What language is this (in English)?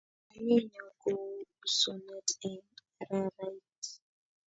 Kalenjin